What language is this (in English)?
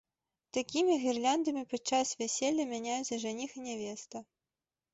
Belarusian